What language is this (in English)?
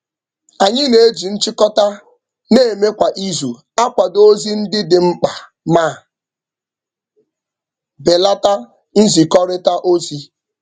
Igbo